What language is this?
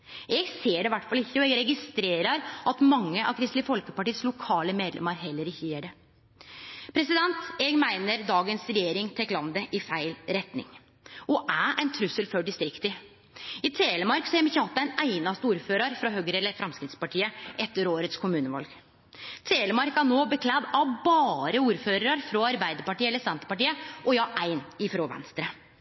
Norwegian Nynorsk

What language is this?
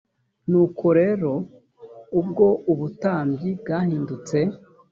Kinyarwanda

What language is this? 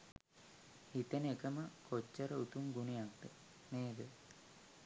Sinhala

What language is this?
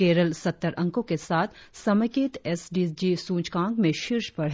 Hindi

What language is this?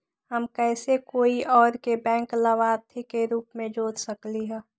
Magahi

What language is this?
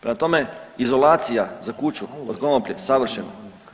Croatian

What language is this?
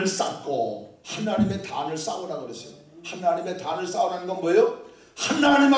Korean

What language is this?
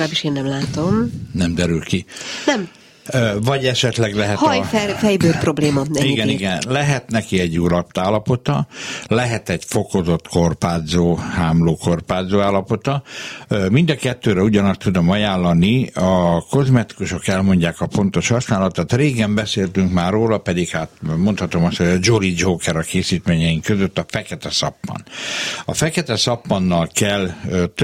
Hungarian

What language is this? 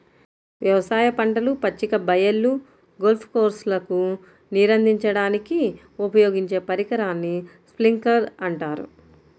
Telugu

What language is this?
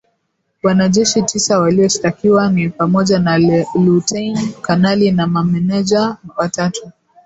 Swahili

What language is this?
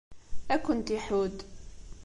Kabyle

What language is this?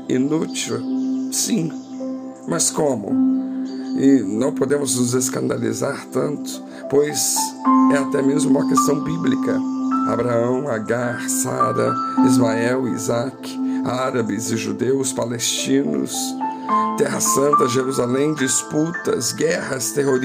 Portuguese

